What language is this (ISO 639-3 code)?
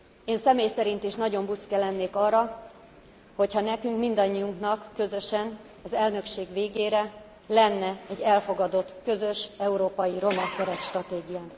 hun